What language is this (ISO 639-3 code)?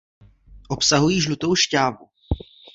ces